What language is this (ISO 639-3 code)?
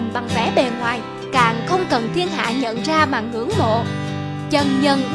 vie